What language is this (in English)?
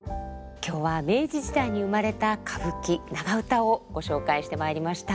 Japanese